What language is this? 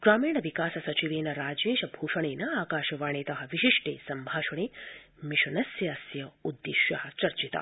Sanskrit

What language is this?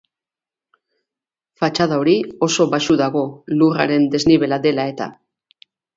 Basque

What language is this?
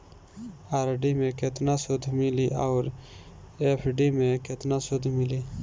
Bhojpuri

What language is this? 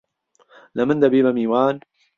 Central Kurdish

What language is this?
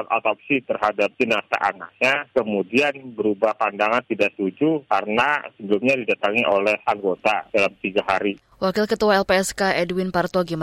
Indonesian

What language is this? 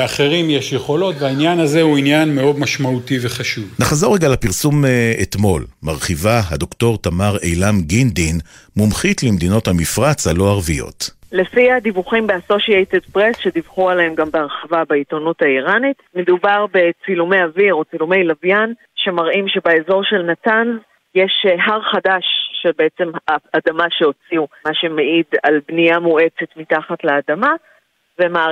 Hebrew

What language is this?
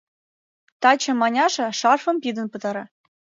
Mari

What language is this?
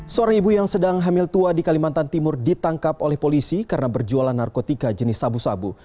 Indonesian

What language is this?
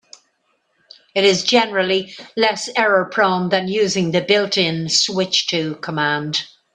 English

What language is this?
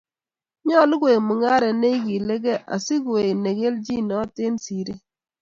Kalenjin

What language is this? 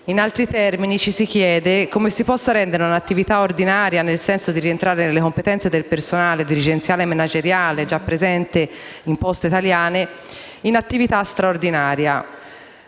Italian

